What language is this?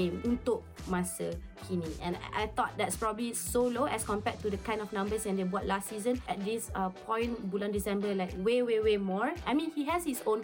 Malay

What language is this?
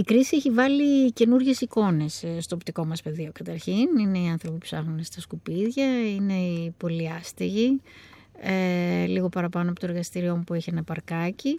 Greek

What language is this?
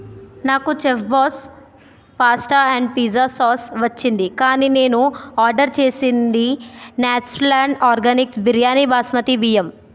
Telugu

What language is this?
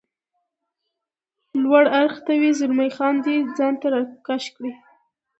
Pashto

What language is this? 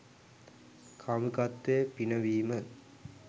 Sinhala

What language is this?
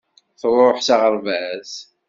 Kabyle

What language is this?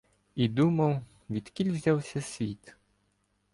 Ukrainian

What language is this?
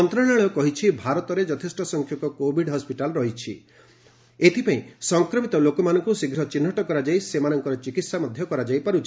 Odia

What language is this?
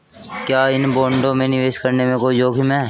Hindi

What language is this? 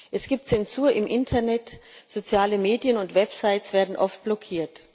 German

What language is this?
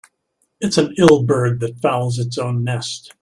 English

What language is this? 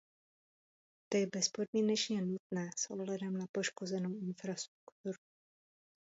Czech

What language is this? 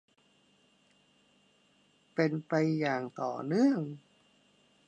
Thai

